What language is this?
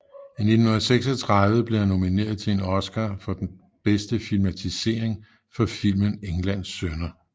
Danish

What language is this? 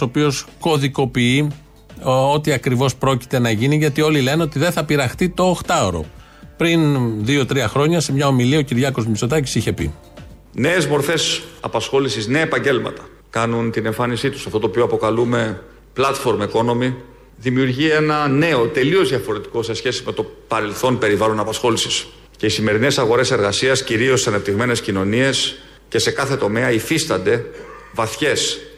Greek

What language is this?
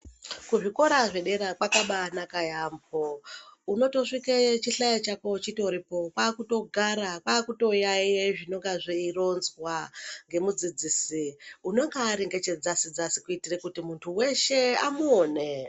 Ndau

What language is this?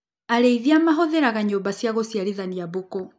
Kikuyu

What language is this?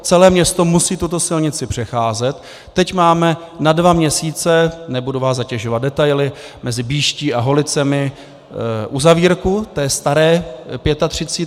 Czech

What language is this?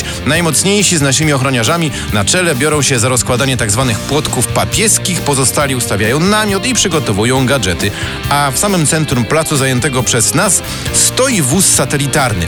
Polish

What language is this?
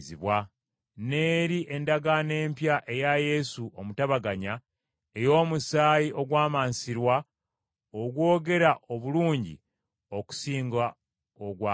Ganda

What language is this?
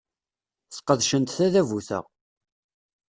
Kabyle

